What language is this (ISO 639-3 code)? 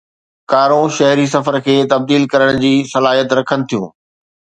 snd